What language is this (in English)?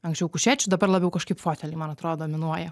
Lithuanian